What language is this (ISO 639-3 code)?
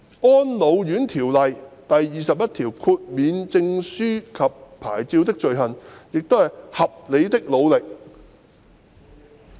yue